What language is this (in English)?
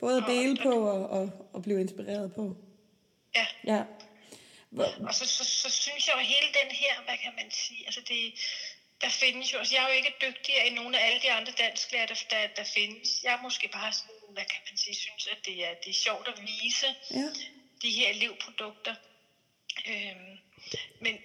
Danish